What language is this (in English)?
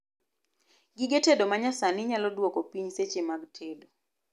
Luo (Kenya and Tanzania)